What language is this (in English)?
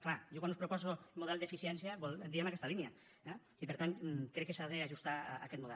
Catalan